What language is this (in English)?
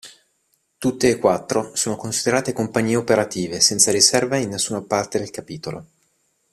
Italian